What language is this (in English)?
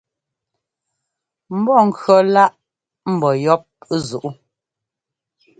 Ngomba